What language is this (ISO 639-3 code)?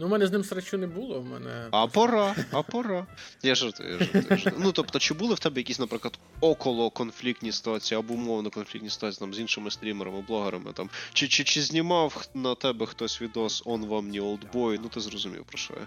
ukr